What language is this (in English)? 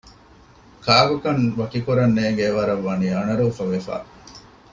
Divehi